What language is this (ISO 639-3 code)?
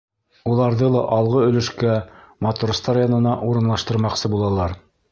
bak